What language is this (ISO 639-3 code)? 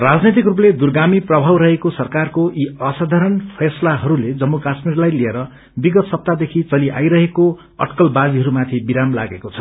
nep